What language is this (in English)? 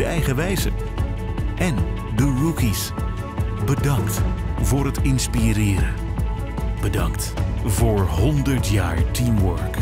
Dutch